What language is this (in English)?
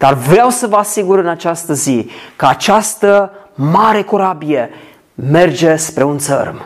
Romanian